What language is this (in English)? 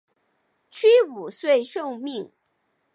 Chinese